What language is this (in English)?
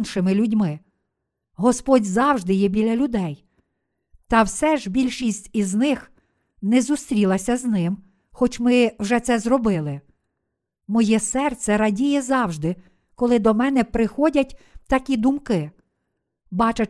Ukrainian